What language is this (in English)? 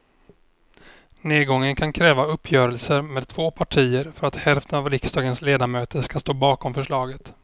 Swedish